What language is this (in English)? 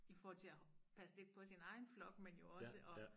Danish